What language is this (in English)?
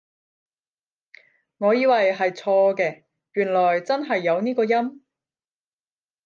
Cantonese